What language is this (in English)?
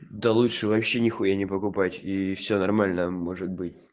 Russian